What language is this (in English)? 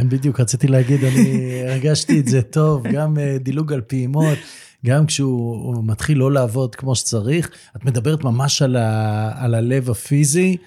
Hebrew